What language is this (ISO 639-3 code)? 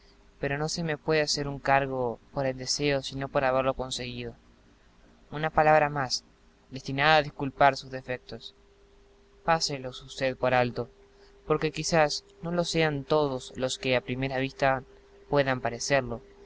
spa